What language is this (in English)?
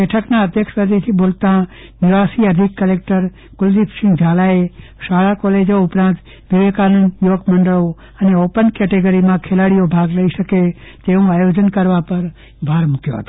Gujarati